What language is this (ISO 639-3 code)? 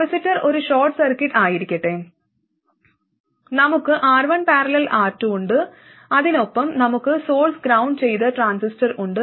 mal